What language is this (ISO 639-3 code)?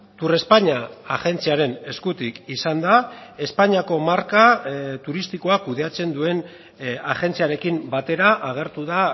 eus